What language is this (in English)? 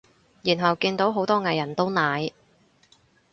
Cantonese